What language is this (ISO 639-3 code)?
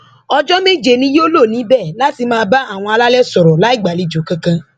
yor